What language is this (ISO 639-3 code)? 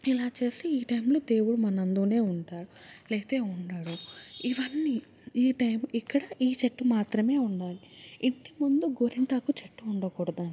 tel